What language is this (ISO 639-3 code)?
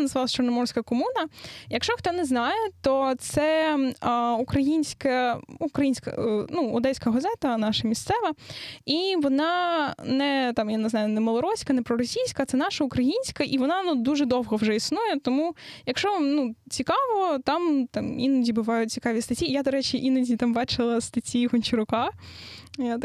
ukr